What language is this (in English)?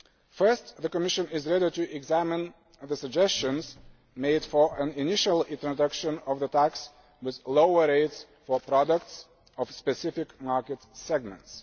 English